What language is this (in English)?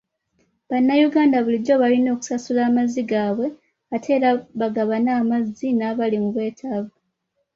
Ganda